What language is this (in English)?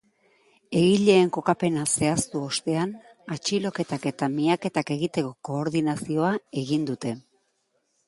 Basque